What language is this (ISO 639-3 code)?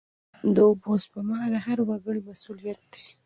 pus